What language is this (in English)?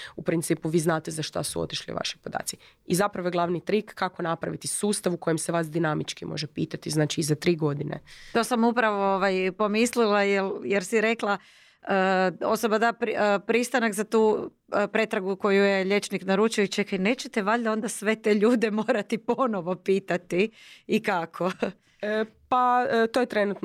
Croatian